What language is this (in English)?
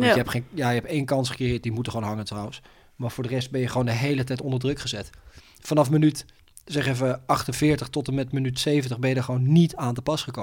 Dutch